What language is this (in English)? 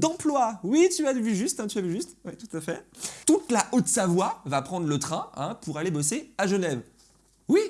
French